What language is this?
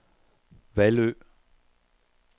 Danish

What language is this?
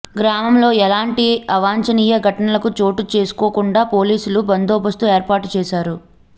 Telugu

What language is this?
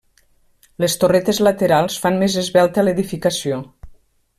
Catalan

